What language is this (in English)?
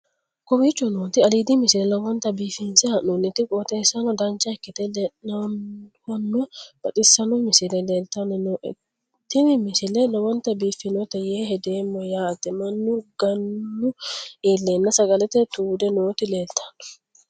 Sidamo